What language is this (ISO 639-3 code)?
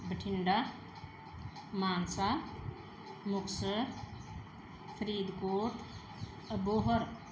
pan